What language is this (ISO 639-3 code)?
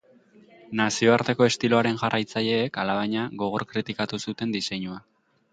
eus